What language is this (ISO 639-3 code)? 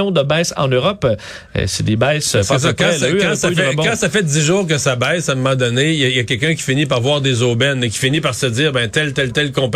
fra